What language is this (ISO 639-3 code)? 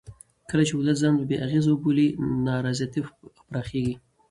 pus